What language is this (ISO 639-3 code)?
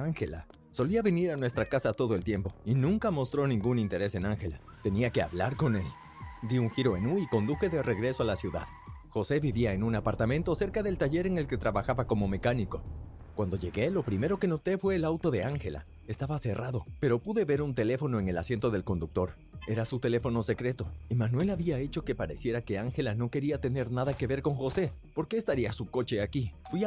spa